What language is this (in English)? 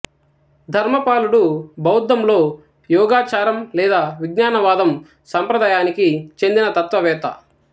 Telugu